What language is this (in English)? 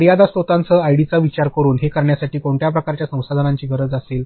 Marathi